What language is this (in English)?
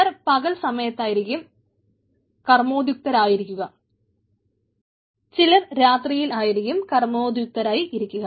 Malayalam